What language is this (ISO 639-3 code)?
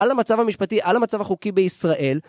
heb